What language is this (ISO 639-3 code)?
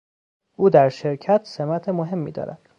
fas